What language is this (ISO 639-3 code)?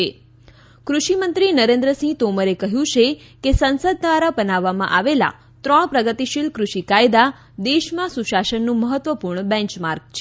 guj